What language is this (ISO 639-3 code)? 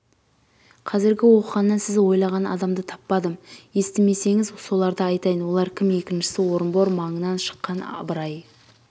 kaz